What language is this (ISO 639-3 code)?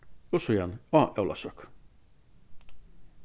fao